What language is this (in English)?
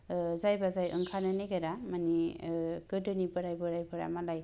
Bodo